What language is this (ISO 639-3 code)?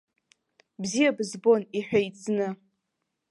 abk